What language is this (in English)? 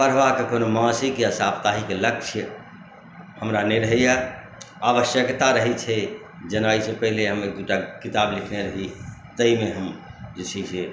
Maithili